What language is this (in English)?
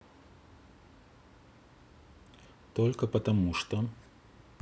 Russian